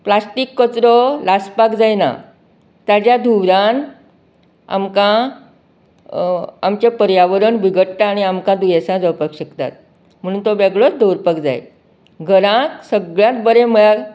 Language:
Konkani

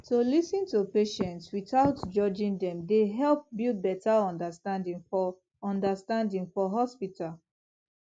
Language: Nigerian Pidgin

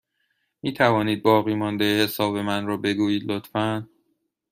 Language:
Persian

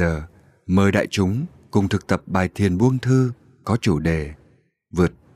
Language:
Vietnamese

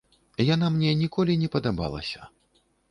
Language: Belarusian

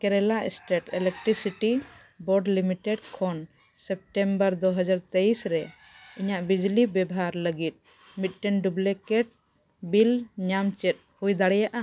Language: Santali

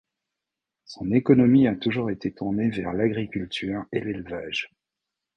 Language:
French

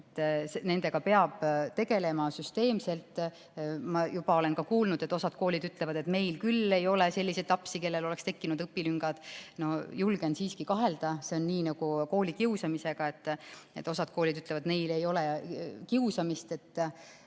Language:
Estonian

